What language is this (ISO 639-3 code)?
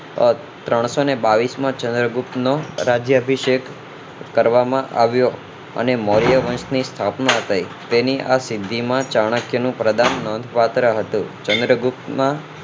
guj